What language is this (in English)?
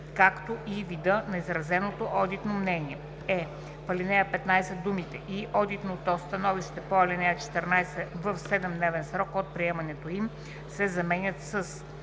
Bulgarian